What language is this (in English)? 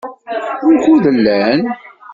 Kabyle